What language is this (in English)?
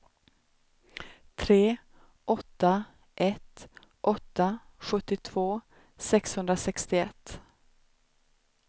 Swedish